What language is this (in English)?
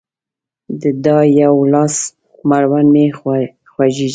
Pashto